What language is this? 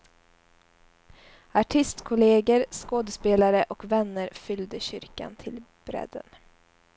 Swedish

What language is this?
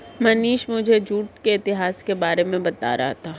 Hindi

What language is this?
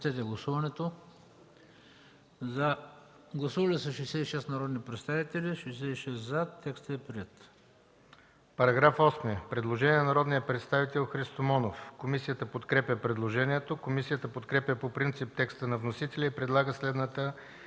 Bulgarian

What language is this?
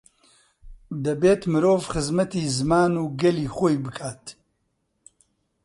Central Kurdish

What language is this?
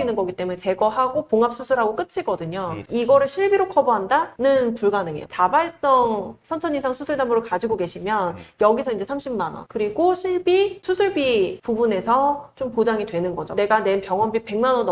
Korean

